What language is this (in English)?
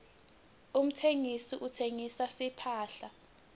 Swati